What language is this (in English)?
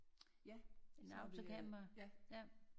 Danish